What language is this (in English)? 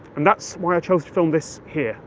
English